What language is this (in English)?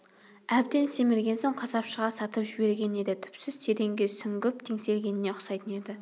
Kazakh